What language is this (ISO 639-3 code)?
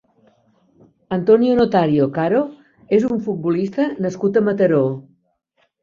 cat